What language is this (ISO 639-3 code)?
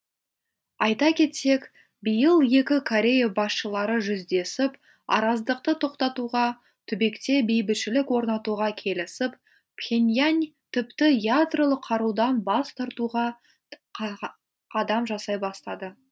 kaz